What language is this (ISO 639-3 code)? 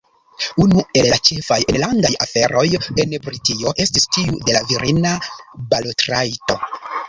epo